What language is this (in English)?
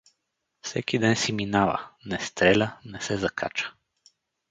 Bulgarian